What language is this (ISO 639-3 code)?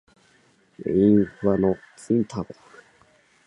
jpn